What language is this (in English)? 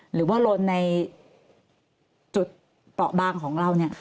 Thai